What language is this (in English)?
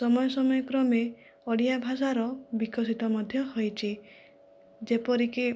Odia